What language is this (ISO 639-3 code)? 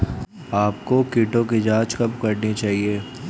hin